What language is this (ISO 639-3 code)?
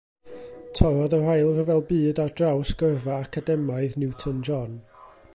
cym